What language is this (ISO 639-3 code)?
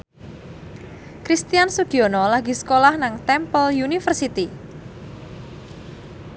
jav